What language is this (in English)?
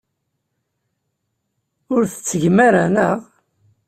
Kabyle